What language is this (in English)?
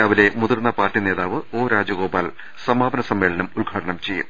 Malayalam